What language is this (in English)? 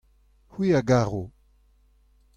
Breton